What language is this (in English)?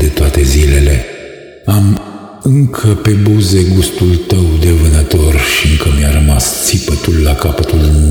Romanian